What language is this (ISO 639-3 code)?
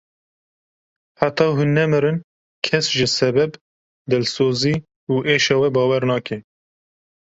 kur